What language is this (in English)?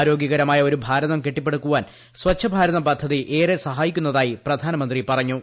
Malayalam